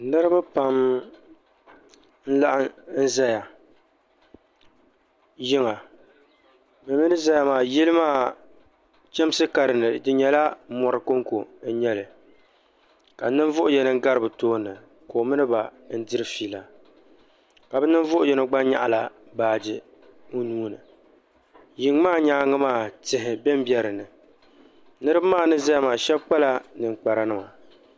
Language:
Dagbani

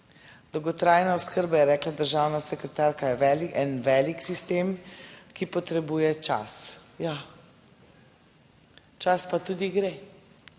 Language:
Slovenian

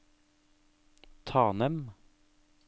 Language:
Norwegian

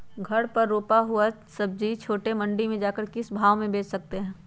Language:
Magahi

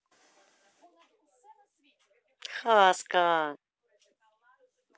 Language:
Russian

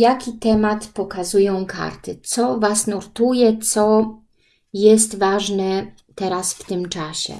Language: Polish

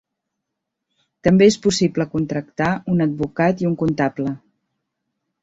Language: Catalan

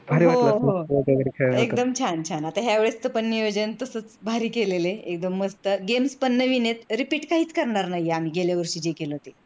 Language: Marathi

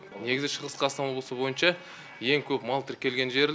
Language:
Kazakh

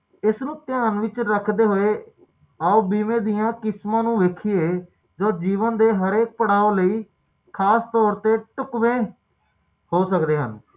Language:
Punjabi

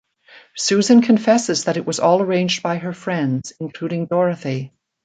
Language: English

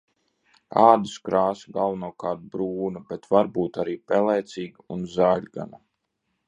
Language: Latvian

